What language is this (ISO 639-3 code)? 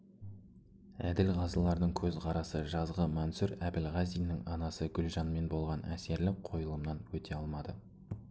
kaz